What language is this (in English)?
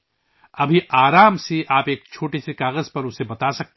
Urdu